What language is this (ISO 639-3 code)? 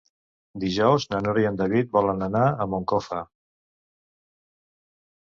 cat